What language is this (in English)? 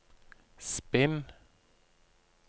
Norwegian